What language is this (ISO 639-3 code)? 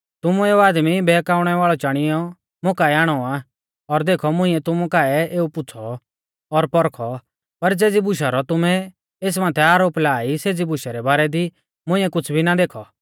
bfz